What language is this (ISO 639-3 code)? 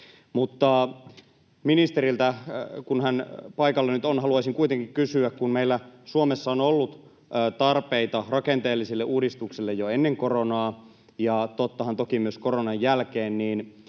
fin